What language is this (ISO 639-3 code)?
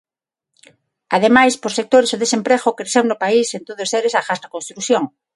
glg